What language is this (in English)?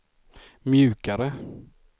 Swedish